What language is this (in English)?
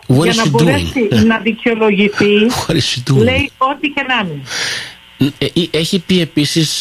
Greek